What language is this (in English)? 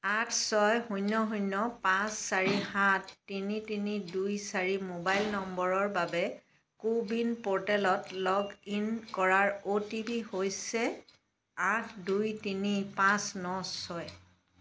Assamese